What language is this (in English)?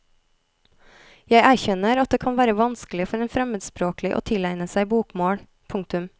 Norwegian